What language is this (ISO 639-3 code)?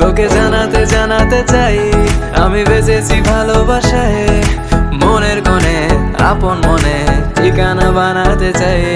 ben